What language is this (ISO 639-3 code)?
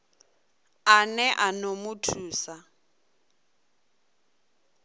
ven